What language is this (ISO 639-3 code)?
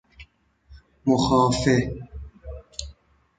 fas